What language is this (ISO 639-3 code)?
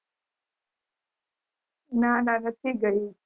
guj